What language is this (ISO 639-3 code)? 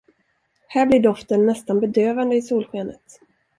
swe